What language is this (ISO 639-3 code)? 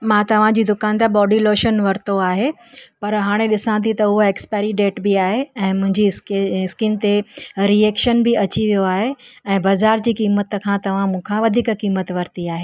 snd